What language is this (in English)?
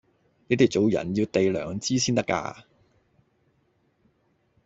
Cantonese